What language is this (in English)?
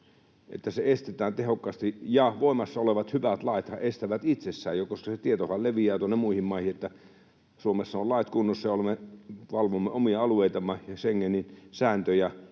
Finnish